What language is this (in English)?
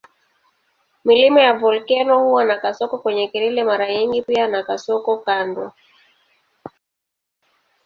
Swahili